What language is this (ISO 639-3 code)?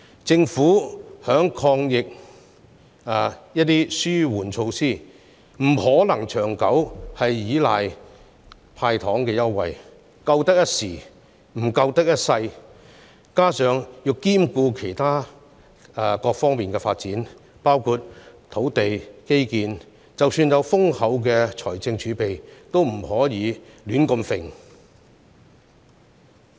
yue